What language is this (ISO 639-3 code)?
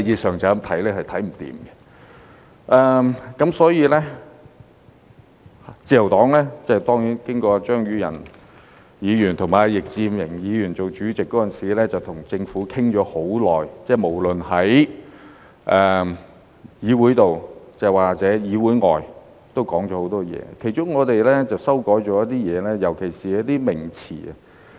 yue